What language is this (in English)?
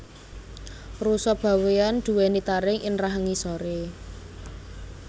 Javanese